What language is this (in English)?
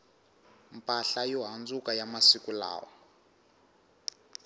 Tsonga